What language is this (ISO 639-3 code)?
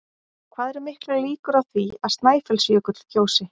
isl